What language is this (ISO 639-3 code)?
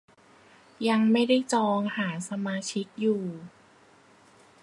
tha